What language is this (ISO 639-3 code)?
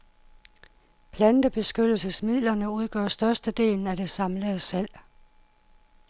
dan